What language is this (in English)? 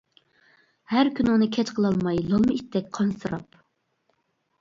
Uyghur